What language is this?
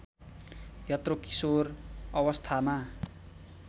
Nepali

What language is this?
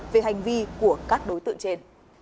Vietnamese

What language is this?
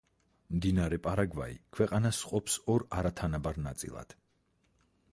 Georgian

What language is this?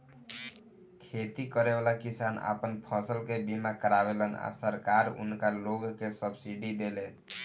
Bhojpuri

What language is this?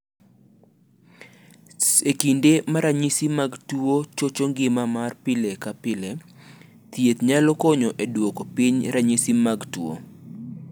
Luo (Kenya and Tanzania)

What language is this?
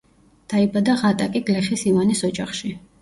Georgian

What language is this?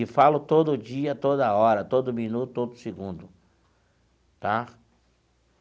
Portuguese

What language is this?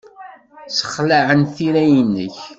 Kabyle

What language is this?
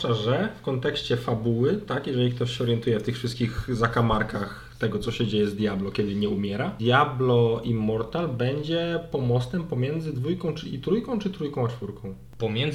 Polish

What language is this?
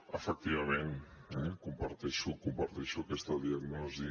Catalan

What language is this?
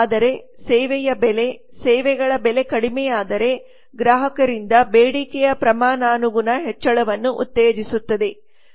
Kannada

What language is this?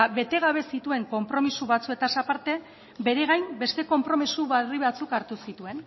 Basque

